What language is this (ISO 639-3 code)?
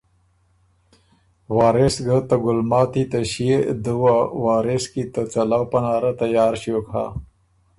oru